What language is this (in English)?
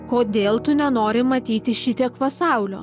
Lithuanian